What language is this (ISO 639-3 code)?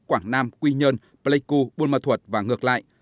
vie